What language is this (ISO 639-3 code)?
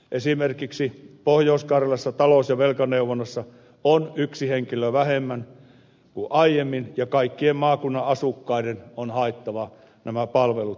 fin